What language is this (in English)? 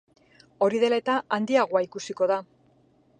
Basque